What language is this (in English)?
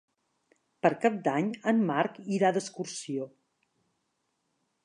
Catalan